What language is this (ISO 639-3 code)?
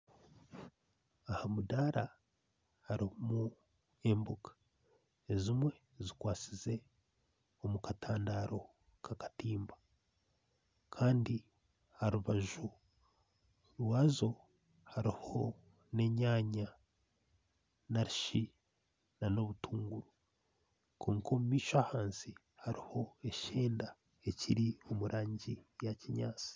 nyn